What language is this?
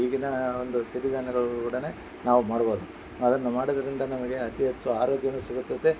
Kannada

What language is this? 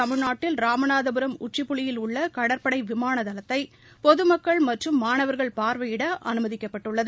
Tamil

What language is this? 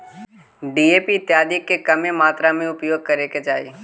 Magahi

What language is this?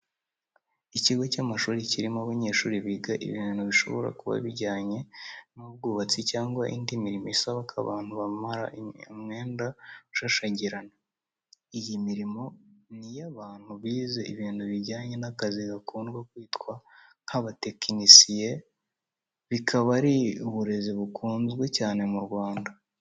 Kinyarwanda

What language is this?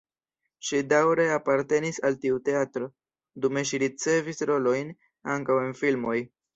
Esperanto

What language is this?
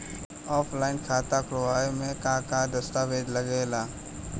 Bhojpuri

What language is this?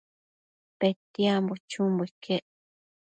Matsés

